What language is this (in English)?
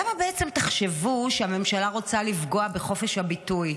Hebrew